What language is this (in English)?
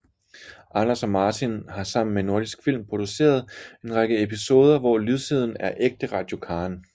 Danish